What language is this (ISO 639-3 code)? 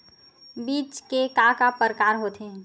hne